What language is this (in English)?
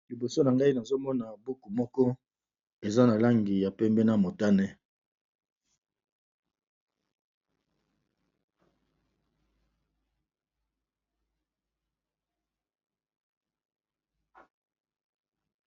Lingala